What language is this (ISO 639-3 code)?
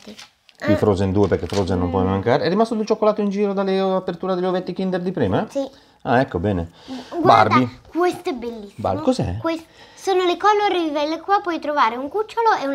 ita